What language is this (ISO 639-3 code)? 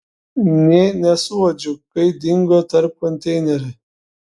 lit